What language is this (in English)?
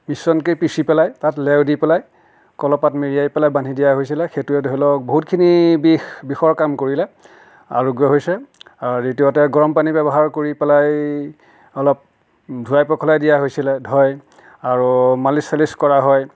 Assamese